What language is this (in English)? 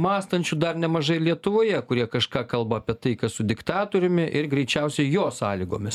Lithuanian